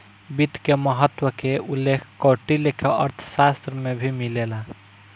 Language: Bhojpuri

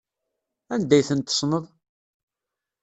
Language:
Kabyle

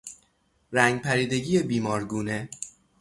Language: Persian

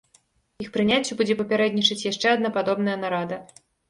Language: Belarusian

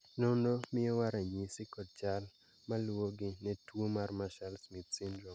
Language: Luo (Kenya and Tanzania)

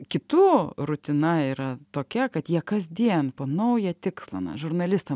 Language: Lithuanian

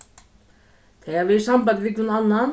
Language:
Faroese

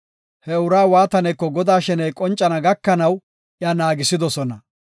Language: Gofa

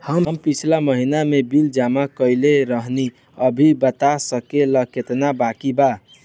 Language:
Bhojpuri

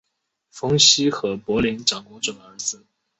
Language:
Chinese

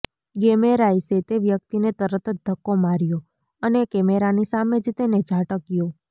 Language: Gujarati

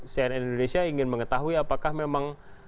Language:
Indonesian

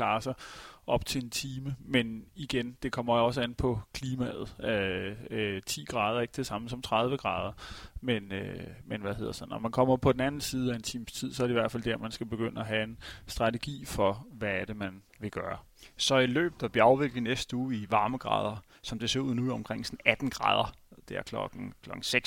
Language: Danish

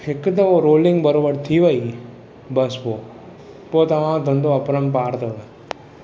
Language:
Sindhi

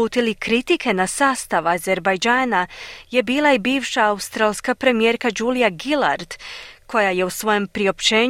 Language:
Croatian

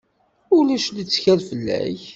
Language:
Kabyle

